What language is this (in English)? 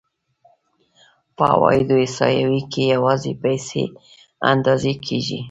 Pashto